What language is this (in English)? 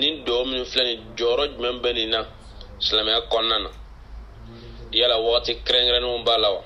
French